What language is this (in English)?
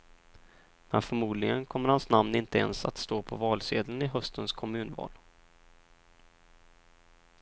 Swedish